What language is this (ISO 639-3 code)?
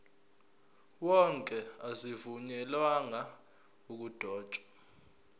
zul